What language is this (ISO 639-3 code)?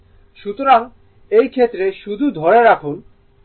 ben